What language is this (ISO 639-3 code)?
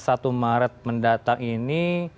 ind